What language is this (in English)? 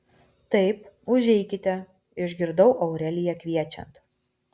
Lithuanian